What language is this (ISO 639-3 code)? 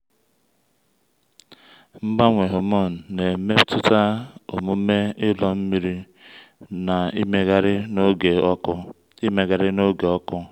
ibo